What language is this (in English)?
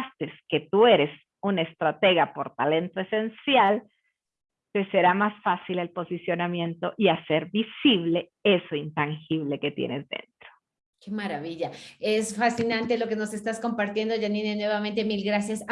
Spanish